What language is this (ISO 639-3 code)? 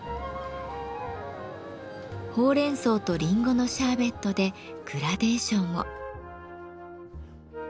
jpn